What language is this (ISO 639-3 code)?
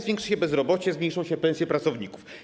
pol